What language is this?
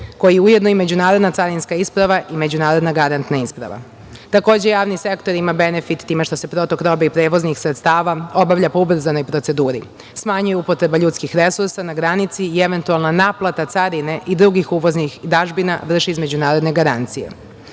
Serbian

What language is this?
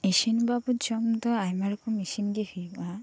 Santali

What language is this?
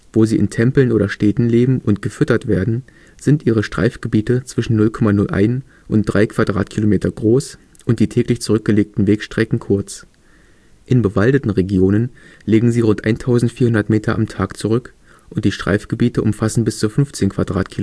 German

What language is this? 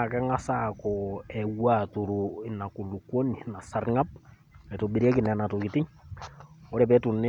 Masai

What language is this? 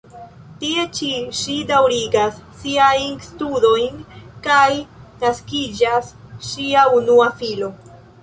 Esperanto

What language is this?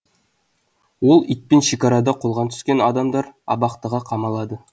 Kazakh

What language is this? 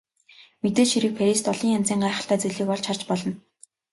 Mongolian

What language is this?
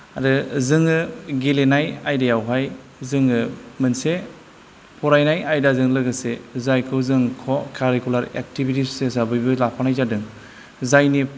Bodo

